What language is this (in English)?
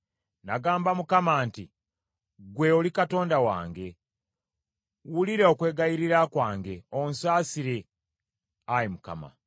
Ganda